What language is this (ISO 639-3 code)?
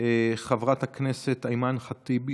heb